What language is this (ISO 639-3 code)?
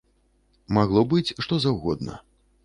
bel